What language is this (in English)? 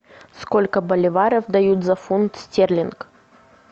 Russian